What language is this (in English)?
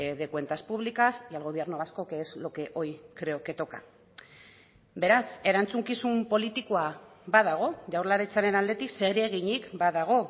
Spanish